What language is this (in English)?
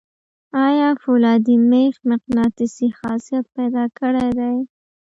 Pashto